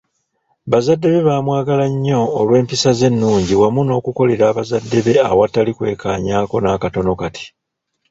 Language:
Ganda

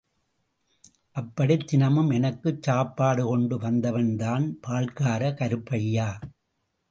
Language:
Tamil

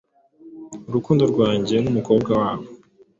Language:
Kinyarwanda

